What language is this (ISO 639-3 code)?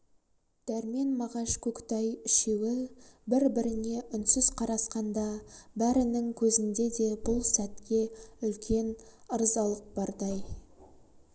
kaz